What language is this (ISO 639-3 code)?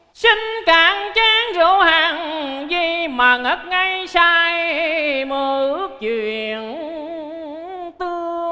vie